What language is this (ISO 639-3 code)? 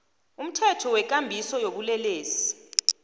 nbl